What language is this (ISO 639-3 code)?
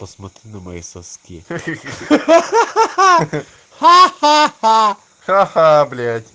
rus